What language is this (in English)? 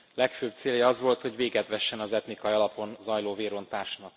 Hungarian